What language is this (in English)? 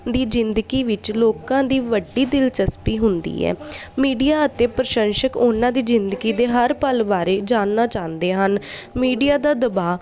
Punjabi